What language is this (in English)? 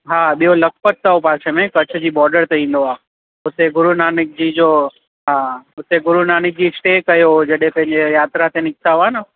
Sindhi